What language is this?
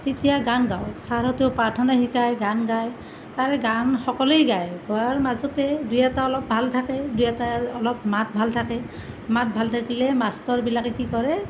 Assamese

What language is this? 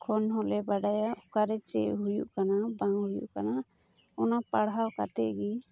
Santali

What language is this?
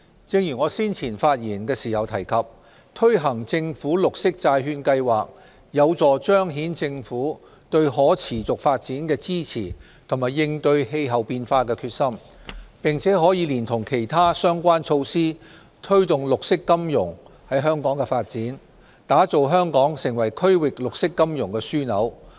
Cantonese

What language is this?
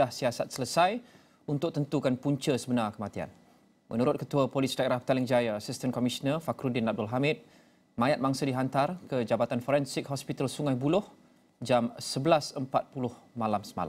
Malay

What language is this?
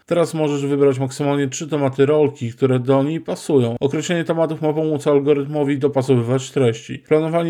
Polish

